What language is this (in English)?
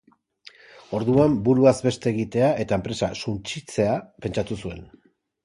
Basque